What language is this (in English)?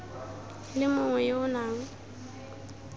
Tswana